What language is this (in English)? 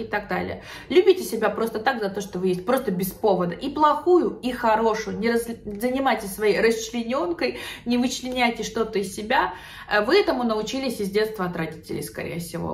Russian